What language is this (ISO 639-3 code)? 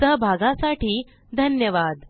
mar